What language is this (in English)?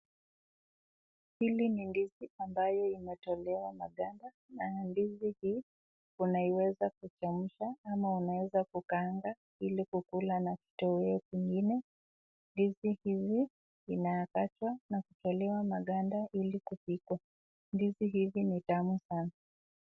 Swahili